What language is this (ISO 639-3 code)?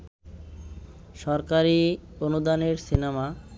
ben